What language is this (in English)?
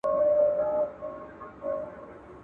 Pashto